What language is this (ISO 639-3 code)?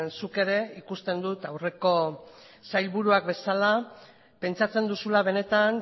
eus